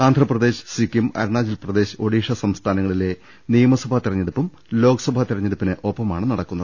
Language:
Malayalam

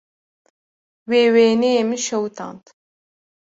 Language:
Kurdish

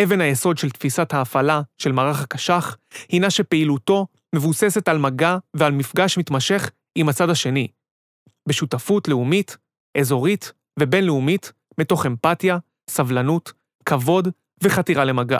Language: Hebrew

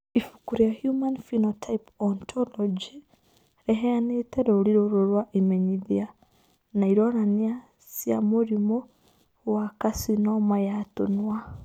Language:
Kikuyu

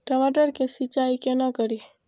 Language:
Maithili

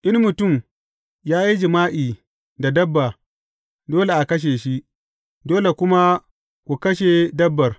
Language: Hausa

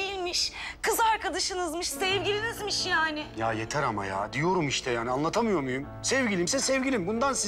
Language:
Turkish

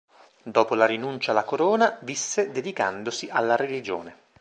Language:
Italian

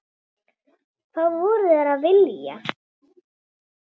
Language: Icelandic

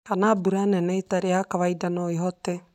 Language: Kikuyu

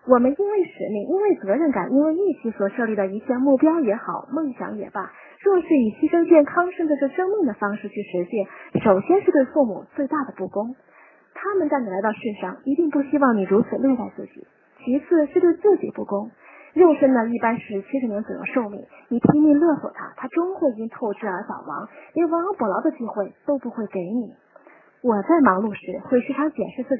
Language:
Chinese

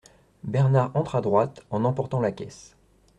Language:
French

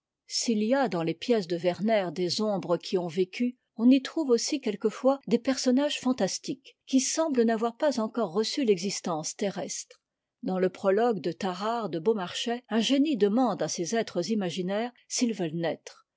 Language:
French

